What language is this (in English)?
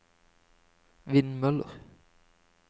Norwegian